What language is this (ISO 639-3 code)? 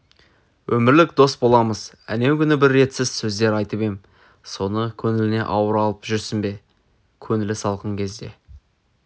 kaz